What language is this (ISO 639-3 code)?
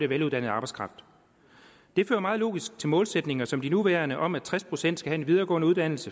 dan